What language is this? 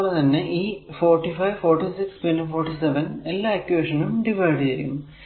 Malayalam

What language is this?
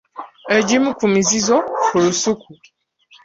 Ganda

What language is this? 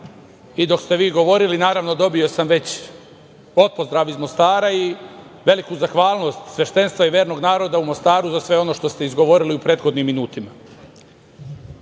Serbian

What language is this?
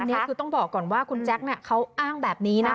Thai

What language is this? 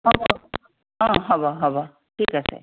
Assamese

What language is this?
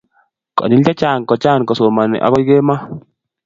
Kalenjin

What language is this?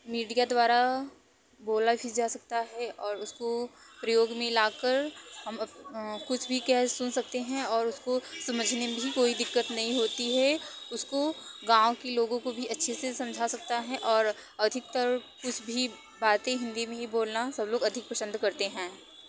Hindi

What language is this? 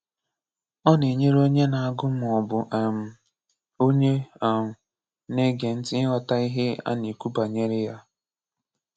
Igbo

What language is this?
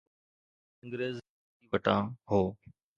Sindhi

